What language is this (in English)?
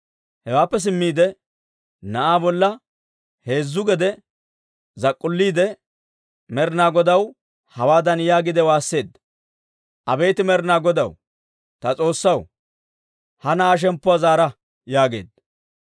Dawro